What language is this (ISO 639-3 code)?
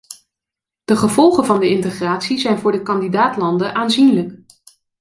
nld